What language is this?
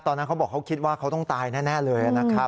Thai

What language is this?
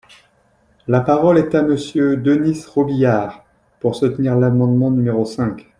French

